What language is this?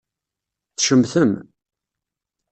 Kabyle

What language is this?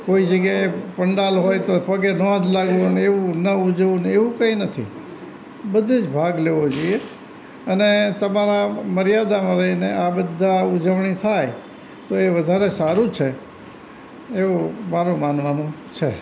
Gujarati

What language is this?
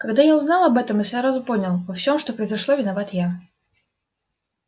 Russian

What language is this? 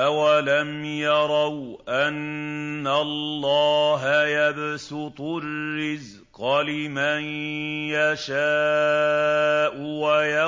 Arabic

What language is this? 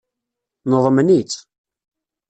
Kabyle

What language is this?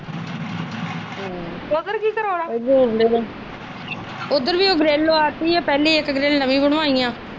Punjabi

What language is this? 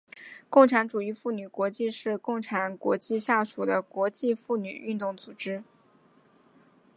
Chinese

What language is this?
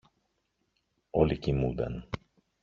Greek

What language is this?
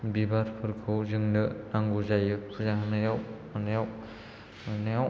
Bodo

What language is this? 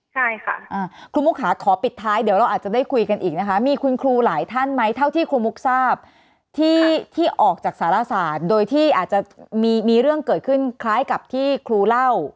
Thai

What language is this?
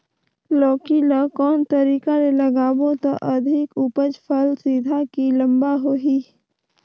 Chhattisgarhi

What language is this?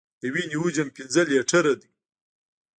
Pashto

